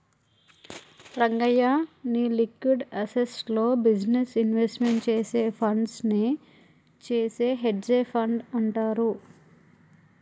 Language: Telugu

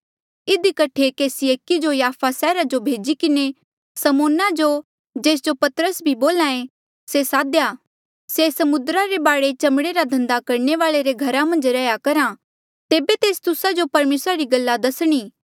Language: Mandeali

